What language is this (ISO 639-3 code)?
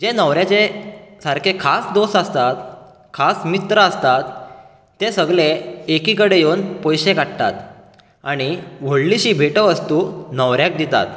kok